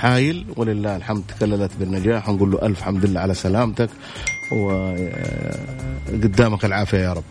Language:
Arabic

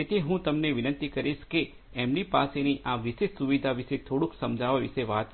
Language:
Gujarati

